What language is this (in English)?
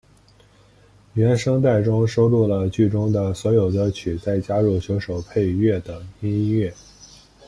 Chinese